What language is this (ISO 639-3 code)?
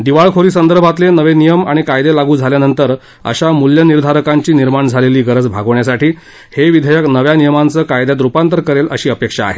mar